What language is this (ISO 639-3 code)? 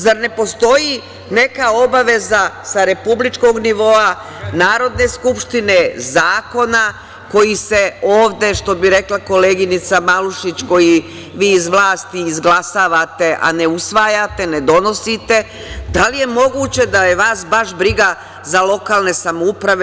srp